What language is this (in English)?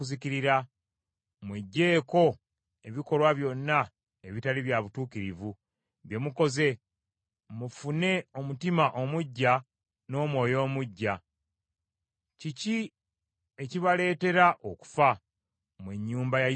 Ganda